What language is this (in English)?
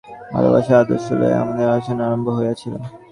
Bangla